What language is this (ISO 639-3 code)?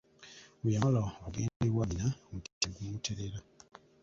lug